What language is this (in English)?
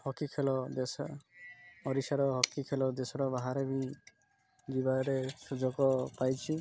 Odia